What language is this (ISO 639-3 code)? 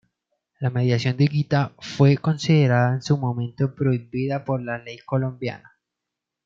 spa